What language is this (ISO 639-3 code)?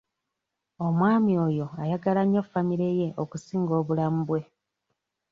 lug